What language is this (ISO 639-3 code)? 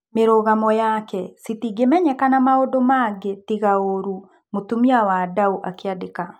kik